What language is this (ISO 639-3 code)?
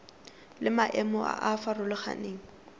tsn